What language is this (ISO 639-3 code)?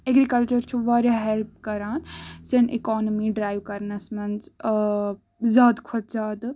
kas